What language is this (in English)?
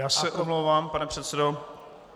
Czech